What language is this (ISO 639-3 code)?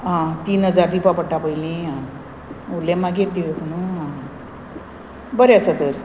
kok